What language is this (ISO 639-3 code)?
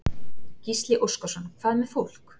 isl